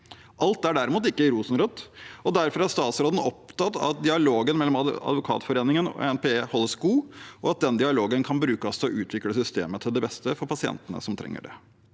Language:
Norwegian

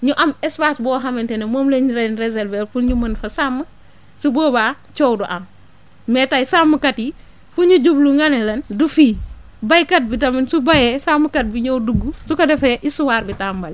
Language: Wolof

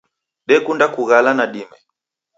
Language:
Taita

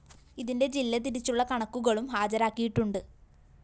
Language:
Malayalam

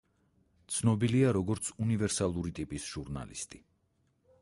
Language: Georgian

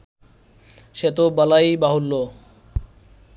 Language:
Bangla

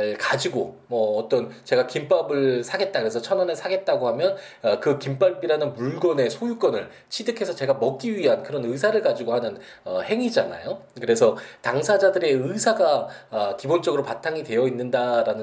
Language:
Korean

